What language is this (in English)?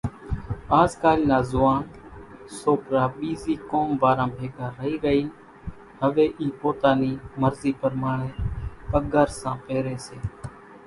Kachi Koli